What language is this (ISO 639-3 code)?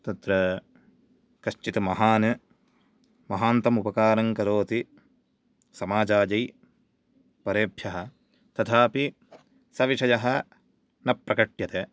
san